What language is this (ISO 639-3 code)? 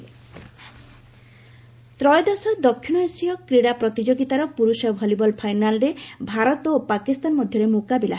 ori